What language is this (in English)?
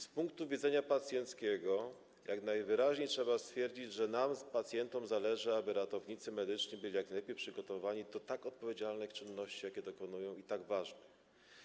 Polish